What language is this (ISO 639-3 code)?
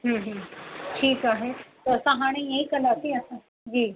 snd